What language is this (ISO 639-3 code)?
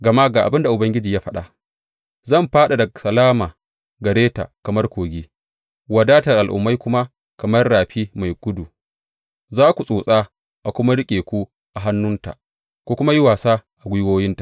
hau